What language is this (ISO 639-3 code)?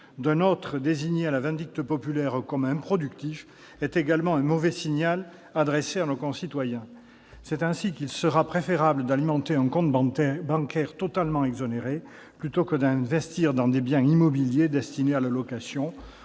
fra